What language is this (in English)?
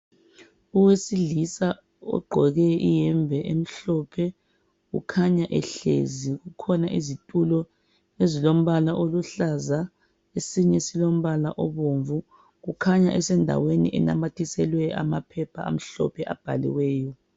North Ndebele